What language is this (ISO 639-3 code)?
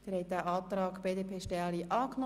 gsw